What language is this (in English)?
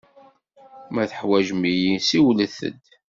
Kabyle